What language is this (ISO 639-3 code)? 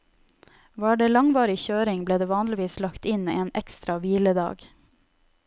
nor